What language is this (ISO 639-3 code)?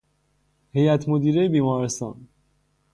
fas